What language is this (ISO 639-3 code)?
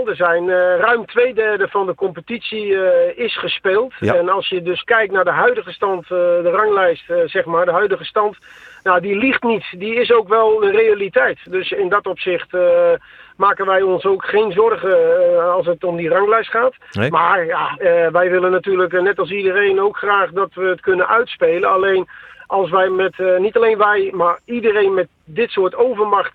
nld